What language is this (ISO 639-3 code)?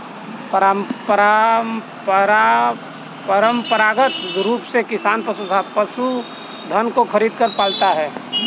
hin